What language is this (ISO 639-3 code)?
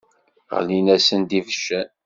kab